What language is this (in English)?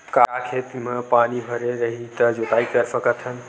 Chhattisgarhi